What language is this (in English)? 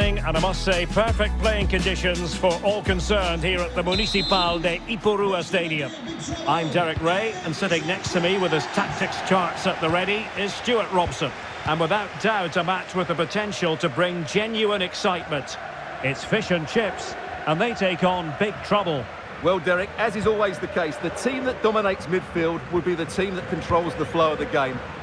English